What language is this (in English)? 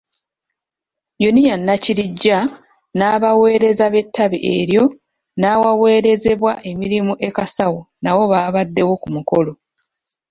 Ganda